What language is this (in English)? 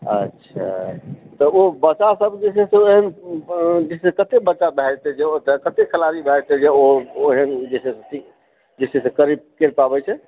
Maithili